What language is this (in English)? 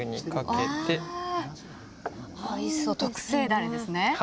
Japanese